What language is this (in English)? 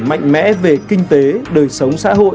Vietnamese